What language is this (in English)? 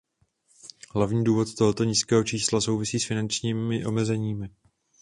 Czech